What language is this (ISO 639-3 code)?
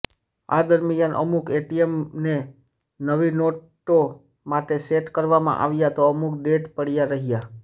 guj